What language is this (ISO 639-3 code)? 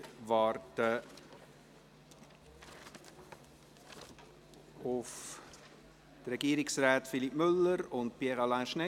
gsw